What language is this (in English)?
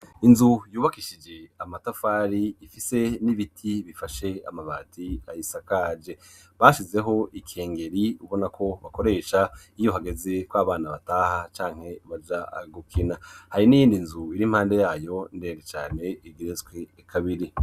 Rundi